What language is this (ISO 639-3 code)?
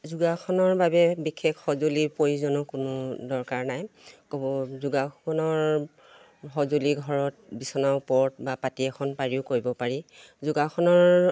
asm